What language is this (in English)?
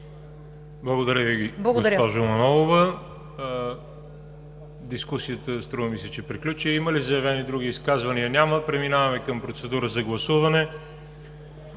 Bulgarian